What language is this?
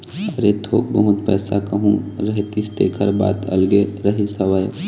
Chhattisgarhi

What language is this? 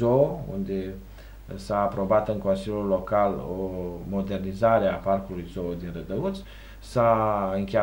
Romanian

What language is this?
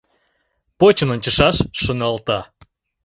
Mari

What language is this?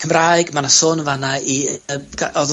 Welsh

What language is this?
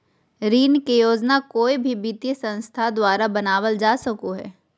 Magahi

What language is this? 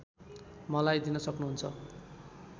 Nepali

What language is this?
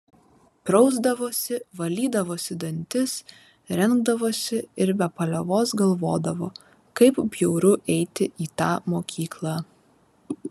Lithuanian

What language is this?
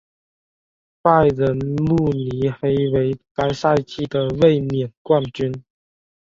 Chinese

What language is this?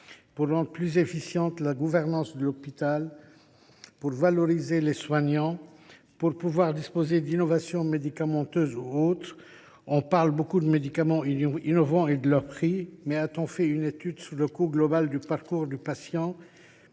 French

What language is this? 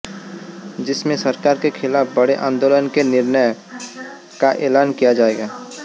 Hindi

